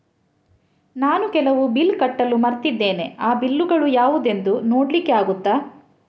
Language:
Kannada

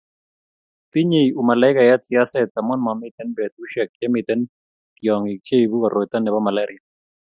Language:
Kalenjin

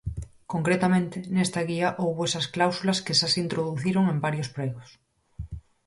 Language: Galician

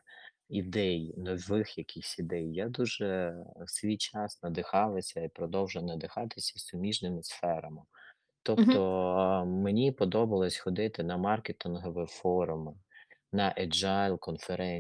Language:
Ukrainian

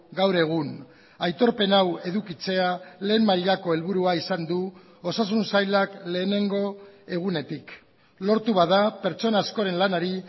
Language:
Basque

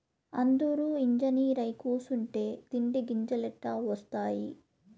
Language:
Telugu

